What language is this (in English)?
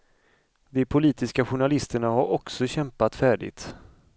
Swedish